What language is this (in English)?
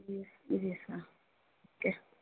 Urdu